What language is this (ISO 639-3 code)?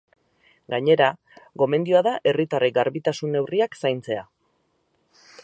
eus